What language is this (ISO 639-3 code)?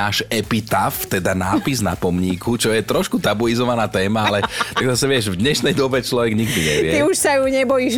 slk